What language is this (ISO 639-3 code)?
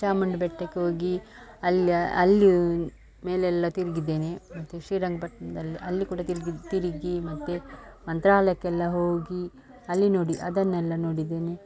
kan